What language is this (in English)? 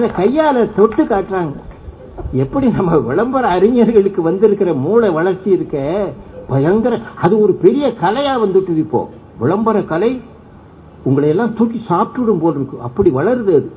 Tamil